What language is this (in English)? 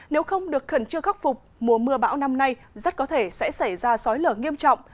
Vietnamese